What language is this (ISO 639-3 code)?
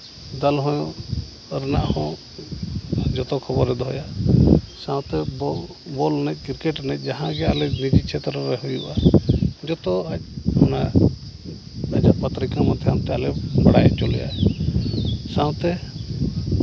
sat